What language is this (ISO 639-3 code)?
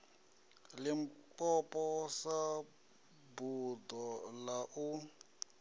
ven